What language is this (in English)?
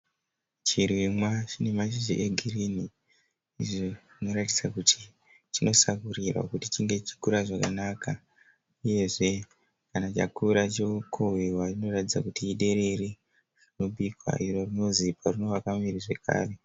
Shona